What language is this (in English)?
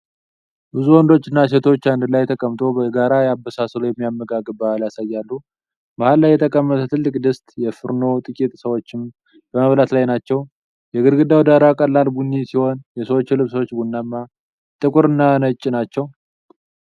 Amharic